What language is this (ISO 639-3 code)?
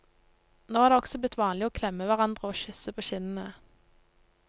nor